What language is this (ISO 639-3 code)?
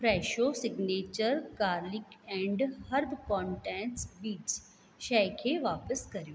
snd